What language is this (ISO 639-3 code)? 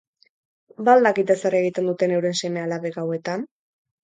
eus